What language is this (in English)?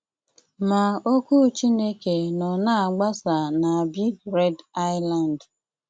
Igbo